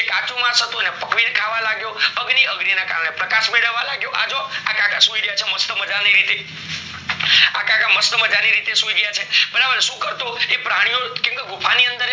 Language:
Gujarati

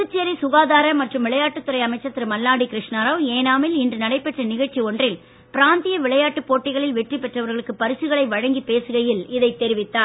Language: Tamil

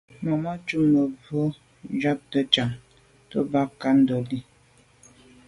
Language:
Medumba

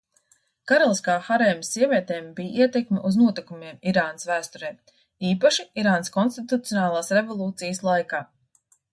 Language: Latvian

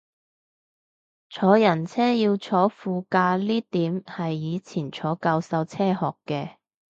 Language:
Cantonese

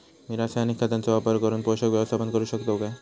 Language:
Marathi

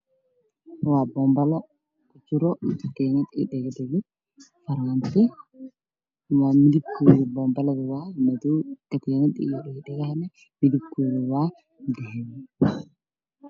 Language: Somali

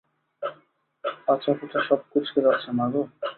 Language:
Bangla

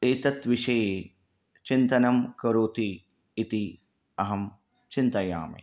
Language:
Sanskrit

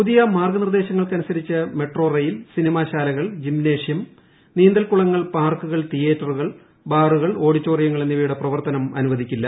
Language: Malayalam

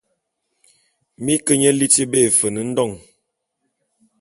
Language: Bulu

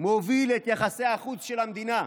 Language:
Hebrew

